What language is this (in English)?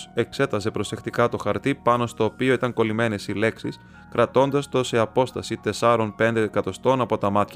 Greek